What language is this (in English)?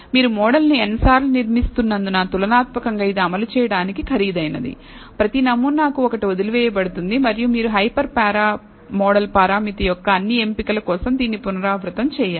Telugu